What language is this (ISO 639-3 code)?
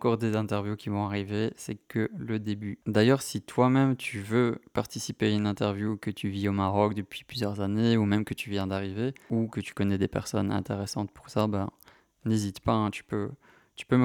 fra